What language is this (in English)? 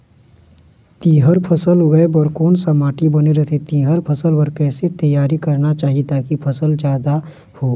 Chhattisgarhi